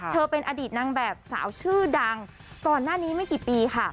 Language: Thai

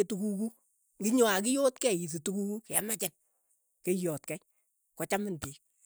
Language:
Keiyo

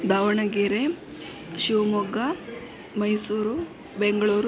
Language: Kannada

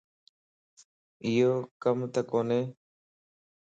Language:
Lasi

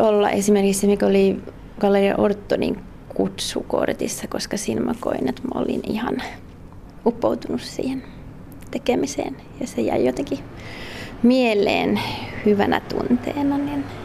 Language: Finnish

